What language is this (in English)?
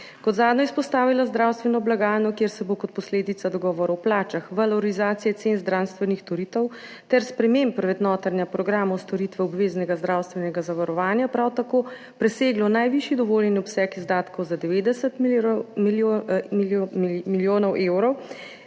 Slovenian